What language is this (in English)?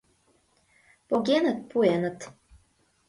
Mari